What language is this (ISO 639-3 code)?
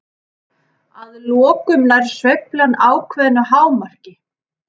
isl